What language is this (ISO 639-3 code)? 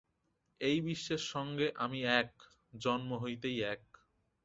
ben